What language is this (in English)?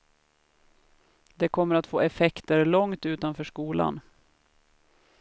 Swedish